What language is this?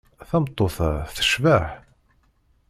Kabyle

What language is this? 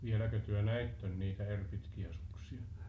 Finnish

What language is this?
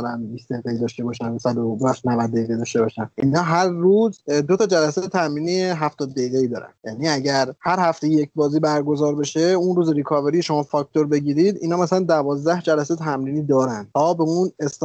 Persian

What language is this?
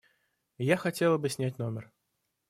Russian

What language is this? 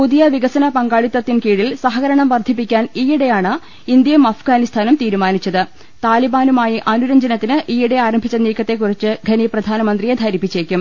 Malayalam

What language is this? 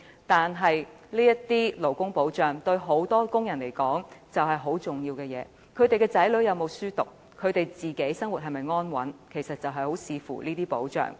Cantonese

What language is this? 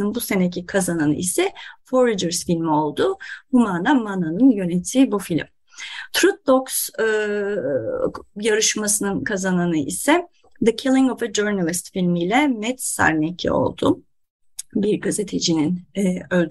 Turkish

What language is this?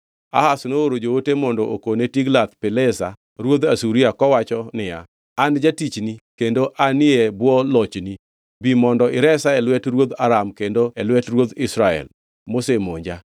Luo (Kenya and Tanzania)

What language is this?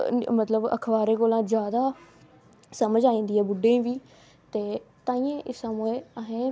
Dogri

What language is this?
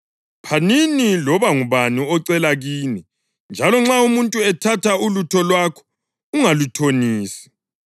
North Ndebele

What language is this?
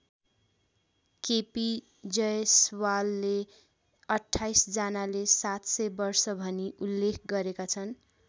Nepali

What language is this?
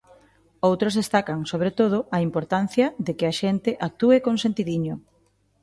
Galician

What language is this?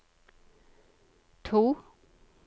Norwegian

